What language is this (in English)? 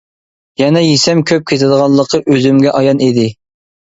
Uyghur